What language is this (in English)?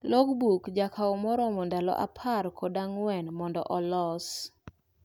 Luo (Kenya and Tanzania)